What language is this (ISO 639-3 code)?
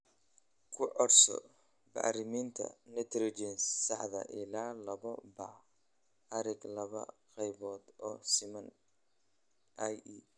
som